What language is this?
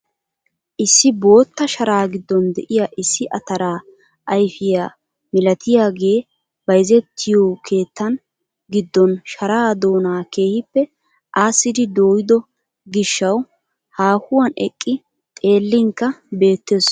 Wolaytta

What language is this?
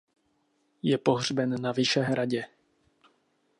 Czech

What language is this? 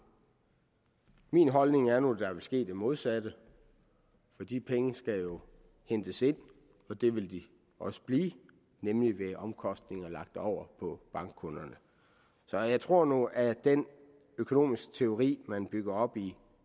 Danish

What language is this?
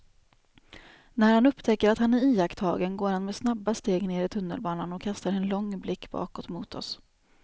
Swedish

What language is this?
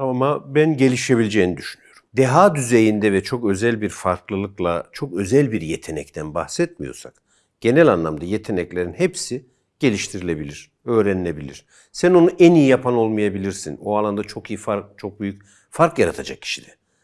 Turkish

